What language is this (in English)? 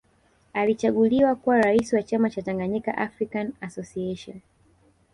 Swahili